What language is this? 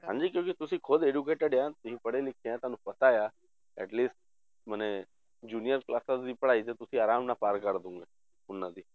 Punjabi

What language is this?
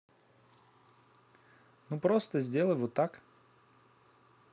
Russian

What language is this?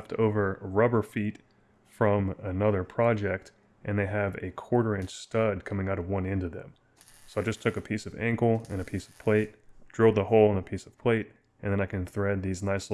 English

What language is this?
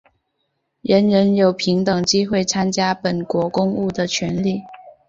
Chinese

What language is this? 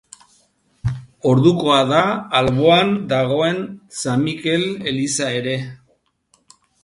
Basque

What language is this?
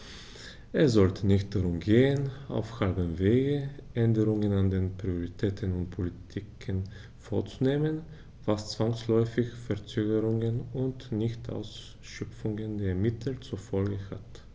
German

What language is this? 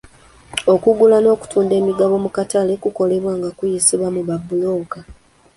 Ganda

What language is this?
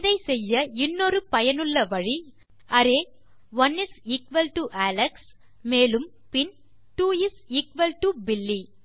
Tamil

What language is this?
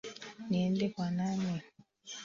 Swahili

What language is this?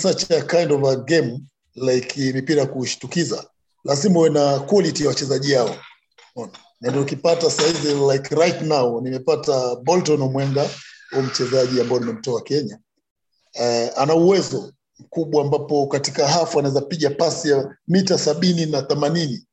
Swahili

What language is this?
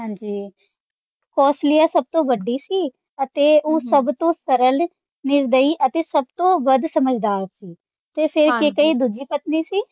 Punjabi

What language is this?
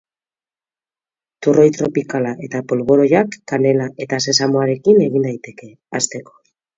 Basque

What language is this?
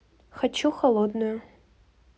Russian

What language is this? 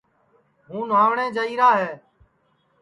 Sansi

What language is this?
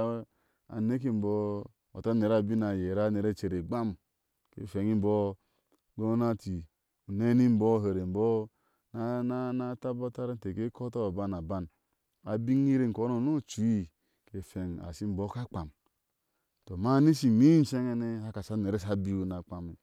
Ashe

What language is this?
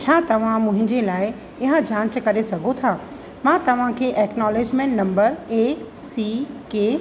Sindhi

